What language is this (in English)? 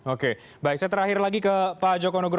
Indonesian